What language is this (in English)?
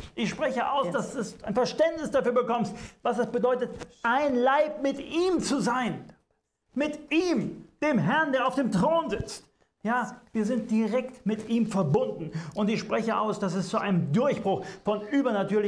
German